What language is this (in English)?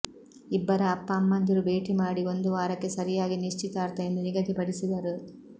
Kannada